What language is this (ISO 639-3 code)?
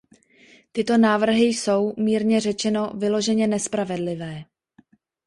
ces